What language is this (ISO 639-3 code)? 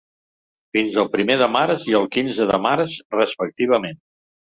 cat